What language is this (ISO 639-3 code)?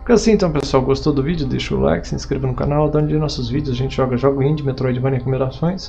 por